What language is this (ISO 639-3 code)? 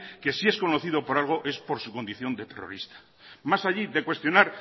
spa